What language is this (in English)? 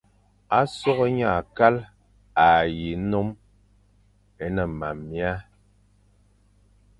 Fang